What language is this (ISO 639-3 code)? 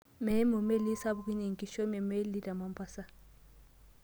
mas